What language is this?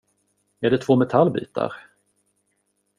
Swedish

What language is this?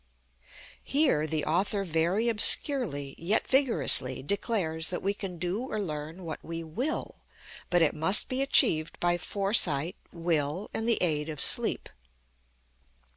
English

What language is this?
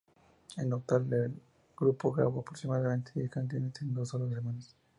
Spanish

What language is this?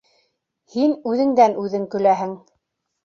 Bashkir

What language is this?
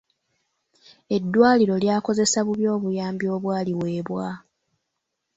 Ganda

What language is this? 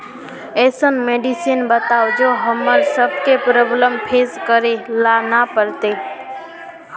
Magahi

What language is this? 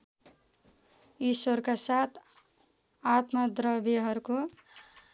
Nepali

